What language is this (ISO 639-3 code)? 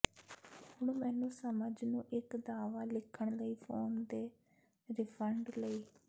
pan